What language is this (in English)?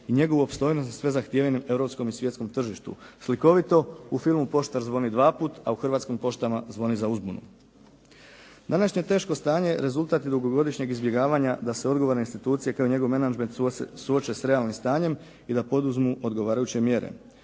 Croatian